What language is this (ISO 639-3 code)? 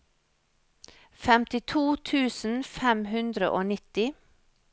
nor